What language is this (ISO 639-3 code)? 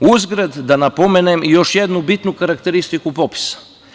srp